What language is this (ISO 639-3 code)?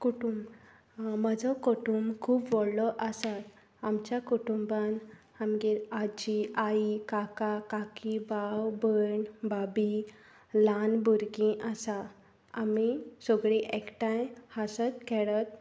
kok